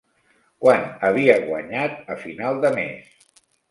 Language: Catalan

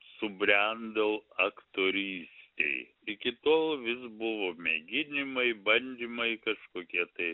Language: Lithuanian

